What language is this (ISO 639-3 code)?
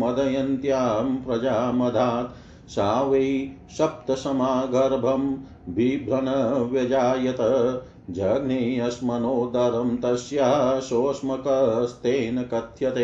hin